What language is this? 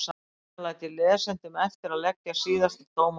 Icelandic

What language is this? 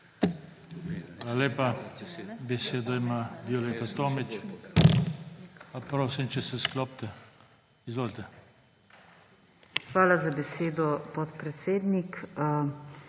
Slovenian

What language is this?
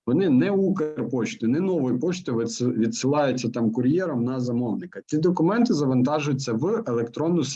Ukrainian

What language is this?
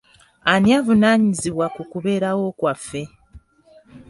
Ganda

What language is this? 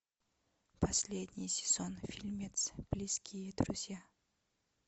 Russian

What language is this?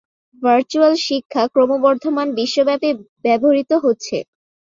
Bangla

